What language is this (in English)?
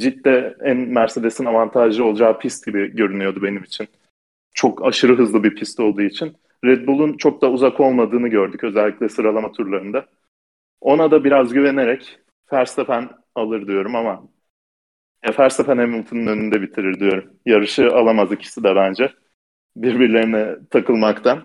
Turkish